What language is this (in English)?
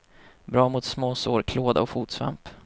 Swedish